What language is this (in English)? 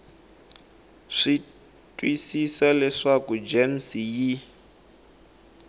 Tsonga